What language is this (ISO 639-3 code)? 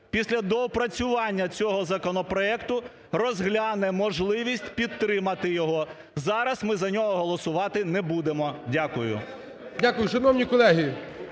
ukr